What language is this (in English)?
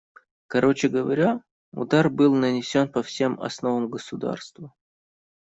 Russian